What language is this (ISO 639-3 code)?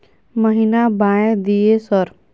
mai